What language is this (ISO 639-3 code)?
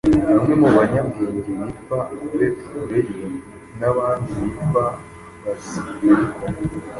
kin